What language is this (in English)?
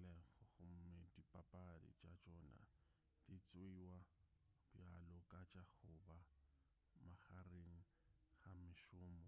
Northern Sotho